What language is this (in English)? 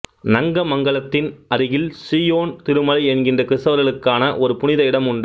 Tamil